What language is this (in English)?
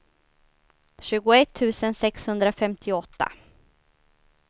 Swedish